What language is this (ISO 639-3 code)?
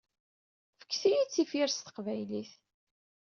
kab